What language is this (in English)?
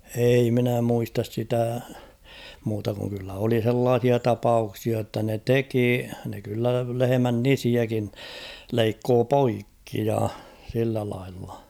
Finnish